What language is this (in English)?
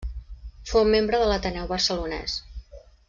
Catalan